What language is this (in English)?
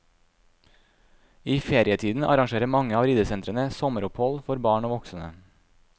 Norwegian